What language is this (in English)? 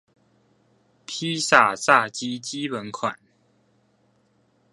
Chinese